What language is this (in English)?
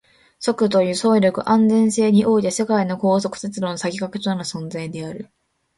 Japanese